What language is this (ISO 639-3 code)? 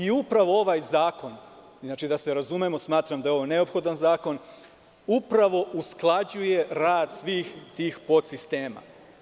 srp